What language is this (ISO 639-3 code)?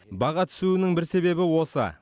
kaz